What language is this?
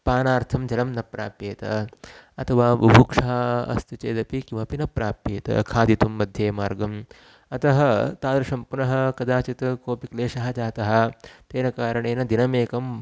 Sanskrit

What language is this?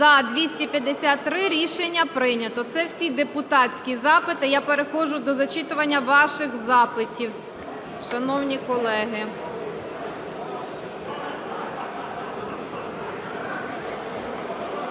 Ukrainian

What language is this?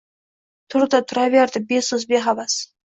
Uzbek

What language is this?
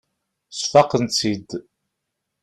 Kabyle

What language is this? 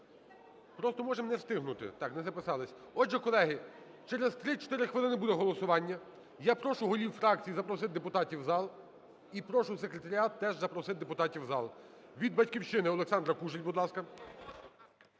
Ukrainian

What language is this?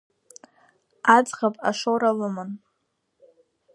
Abkhazian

